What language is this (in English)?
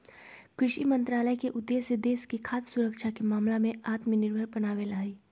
Magahi